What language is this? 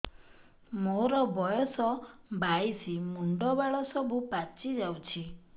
Odia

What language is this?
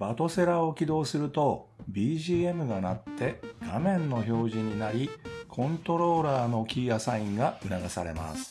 Japanese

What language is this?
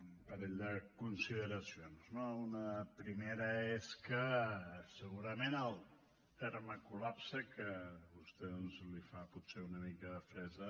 Catalan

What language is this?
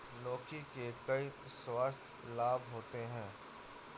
Hindi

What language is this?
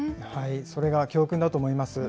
Japanese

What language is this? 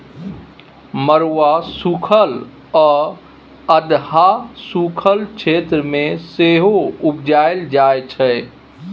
Maithili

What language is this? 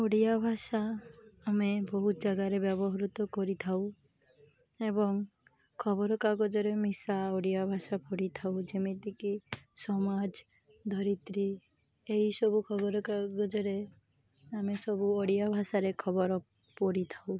Odia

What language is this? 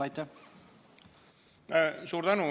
Estonian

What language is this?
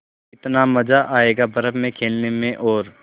Hindi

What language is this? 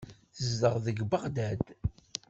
Kabyle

